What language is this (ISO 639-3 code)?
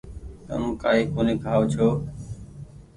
gig